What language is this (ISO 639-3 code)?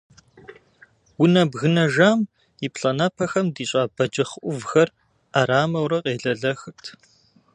kbd